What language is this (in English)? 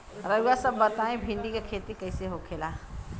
Bhojpuri